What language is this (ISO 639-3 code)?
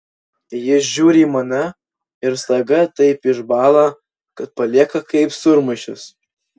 lit